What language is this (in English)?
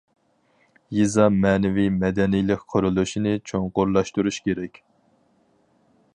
Uyghur